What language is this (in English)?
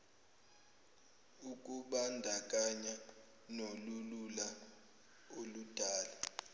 Zulu